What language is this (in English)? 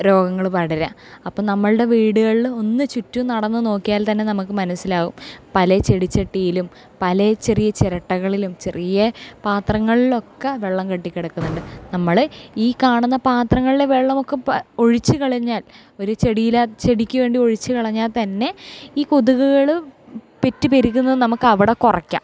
Malayalam